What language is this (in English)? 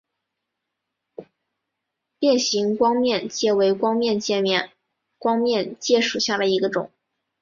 Chinese